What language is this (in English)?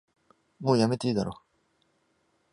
Japanese